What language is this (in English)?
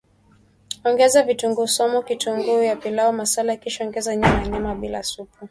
Swahili